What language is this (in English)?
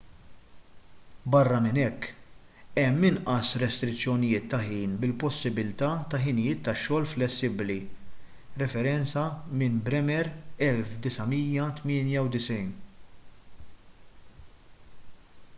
Maltese